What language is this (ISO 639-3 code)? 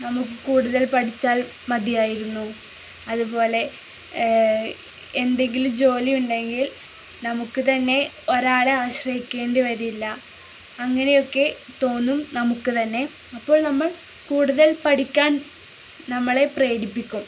mal